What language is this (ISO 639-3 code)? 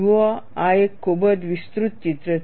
guj